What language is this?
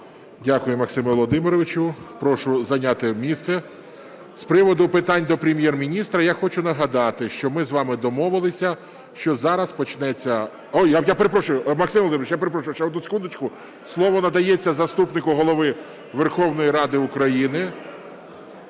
Ukrainian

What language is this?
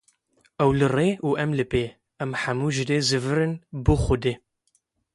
Kurdish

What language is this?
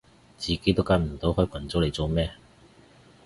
Cantonese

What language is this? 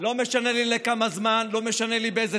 Hebrew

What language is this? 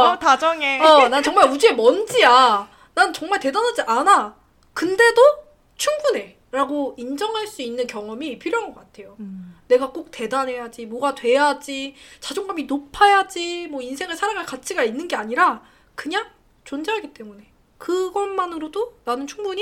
Korean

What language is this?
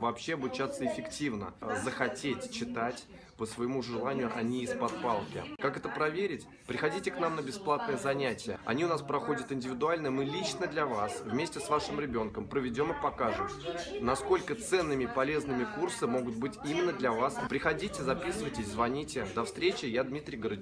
Russian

